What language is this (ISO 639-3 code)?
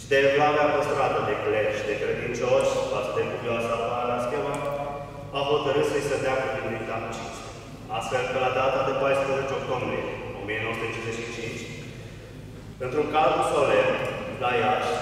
ron